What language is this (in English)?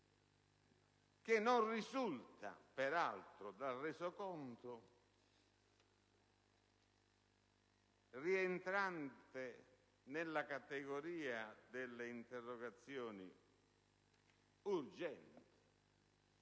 Italian